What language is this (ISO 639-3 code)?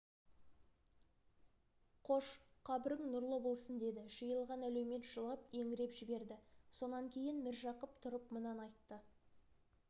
kaz